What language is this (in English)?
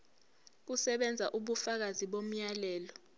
Zulu